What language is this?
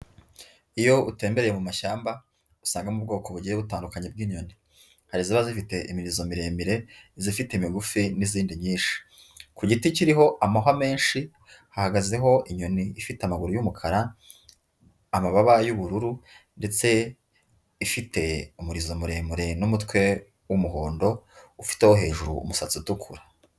Kinyarwanda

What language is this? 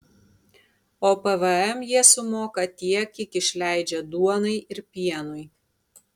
Lithuanian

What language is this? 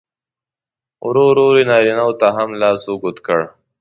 Pashto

